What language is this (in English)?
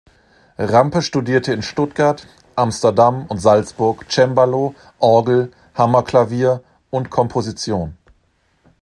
German